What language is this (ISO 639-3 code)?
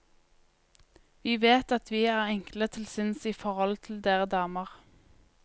nor